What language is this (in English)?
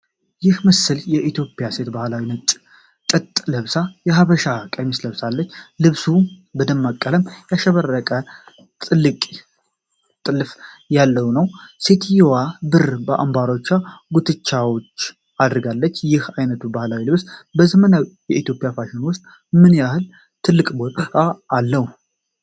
Amharic